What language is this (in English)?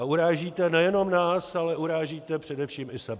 Czech